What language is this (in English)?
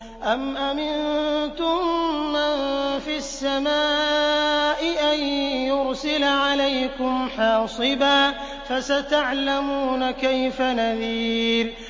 Arabic